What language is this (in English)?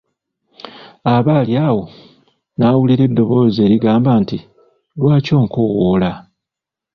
Ganda